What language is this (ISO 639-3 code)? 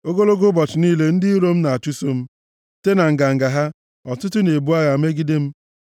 ibo